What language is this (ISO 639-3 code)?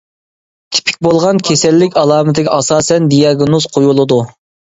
uig